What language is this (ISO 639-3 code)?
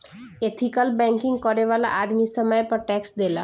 bho